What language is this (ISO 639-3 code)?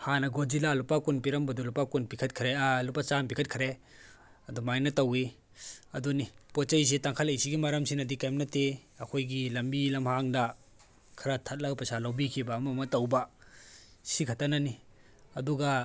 mni